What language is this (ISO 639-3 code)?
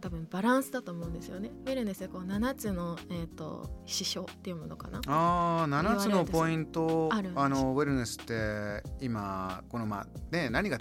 jpn